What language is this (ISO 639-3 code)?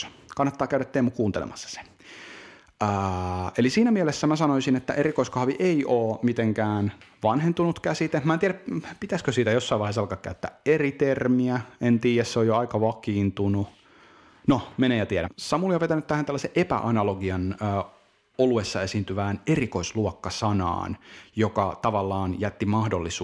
fin